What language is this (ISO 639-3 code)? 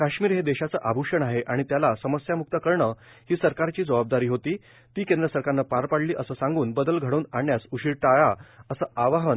mar